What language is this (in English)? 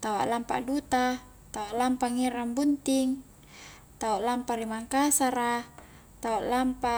Highland Konjo